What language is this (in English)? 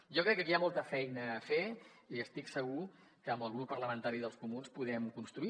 Catalan